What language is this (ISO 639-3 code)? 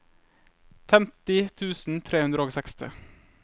nor